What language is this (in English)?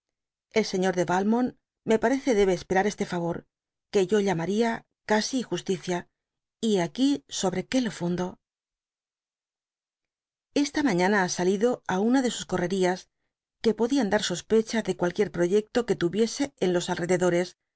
Spanish